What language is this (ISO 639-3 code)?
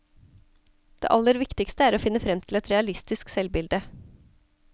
nor